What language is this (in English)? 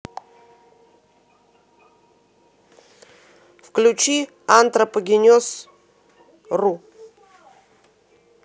Russian